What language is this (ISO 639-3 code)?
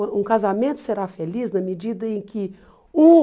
por